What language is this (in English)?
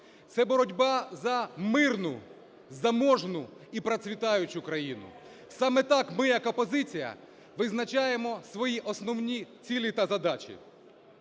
Ukrainian